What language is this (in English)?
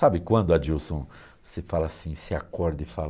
Portuguese